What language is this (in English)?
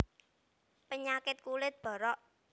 Javanese